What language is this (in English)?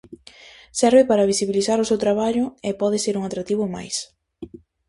Galician